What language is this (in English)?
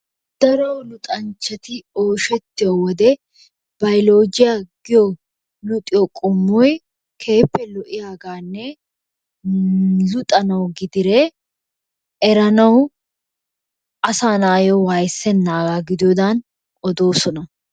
Wolaytta